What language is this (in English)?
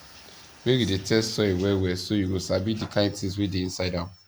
Nigerian Pidgin